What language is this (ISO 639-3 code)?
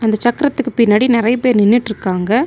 tam